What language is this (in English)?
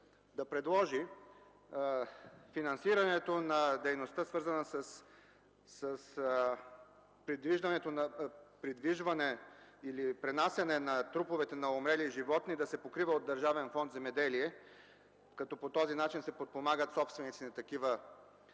Bulgarian